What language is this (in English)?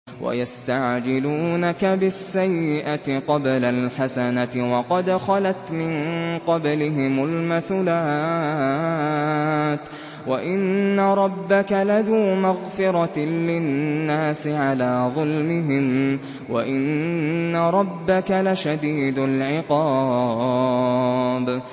Arabic